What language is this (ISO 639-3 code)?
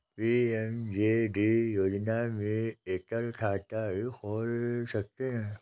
hin